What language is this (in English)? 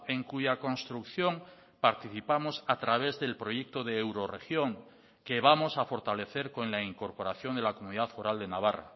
Spanish